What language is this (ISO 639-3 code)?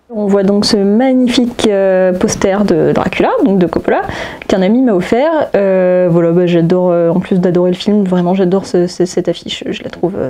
fra